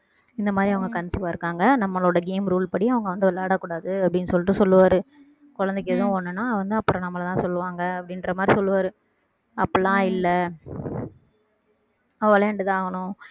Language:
Tamil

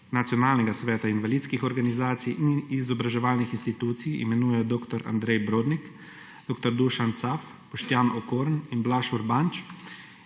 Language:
Slovenian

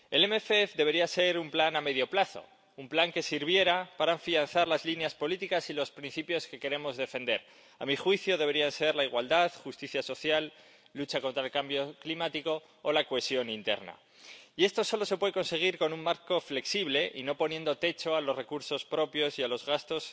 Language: Spanish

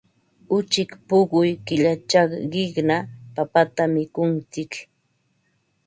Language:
Ambo-Pasco Quechua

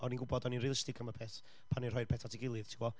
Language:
Welsh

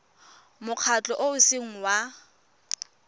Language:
Tswana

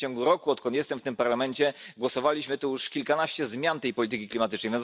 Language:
Polish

